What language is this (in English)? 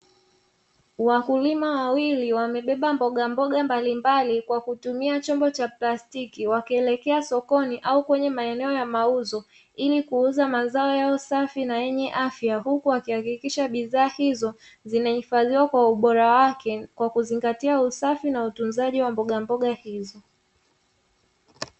Swahili